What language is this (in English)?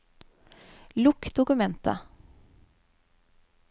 Norwegian